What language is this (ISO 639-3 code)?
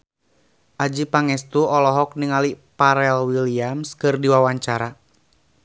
sun